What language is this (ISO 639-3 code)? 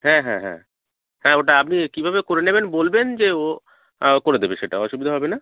ben